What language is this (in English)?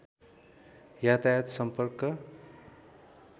Nepali